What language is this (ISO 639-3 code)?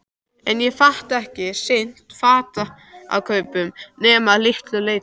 isl